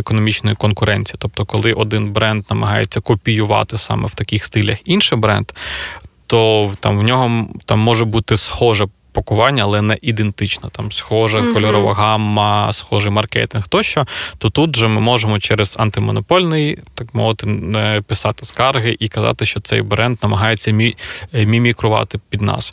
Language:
Ukrainian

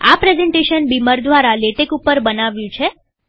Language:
Gujarati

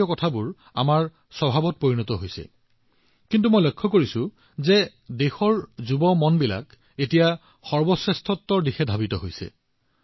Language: Assamese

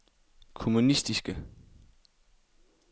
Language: Danish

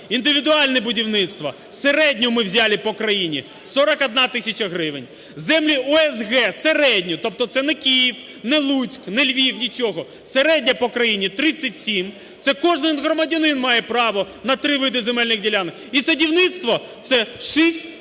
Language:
Ukrainian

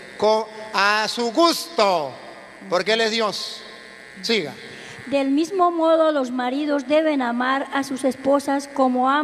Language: Spanish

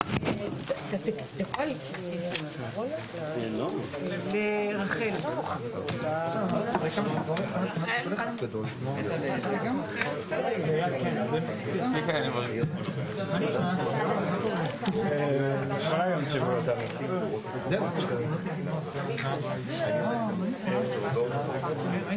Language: Hebrew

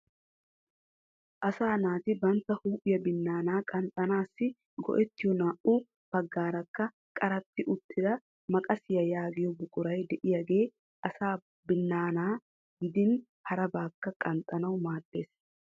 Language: Wolaytta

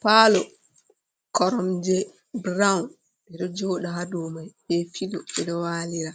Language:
Fula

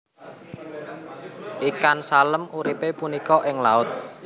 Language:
Javanese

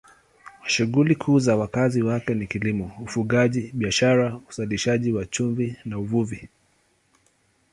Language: Swahili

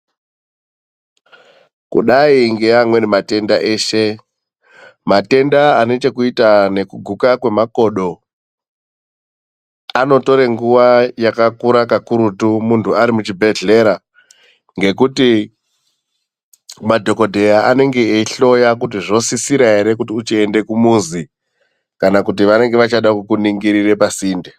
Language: Ndau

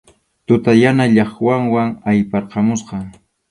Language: Arequipa-La Unión Quechua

